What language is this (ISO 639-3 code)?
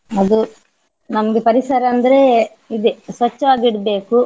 kan